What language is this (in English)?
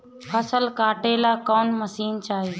Bhojpuri